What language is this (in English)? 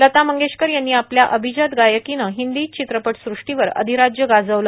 Marathi